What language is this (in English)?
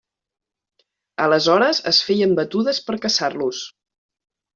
Catalan